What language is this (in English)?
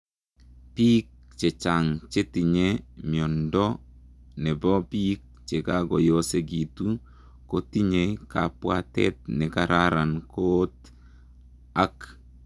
Kalenjin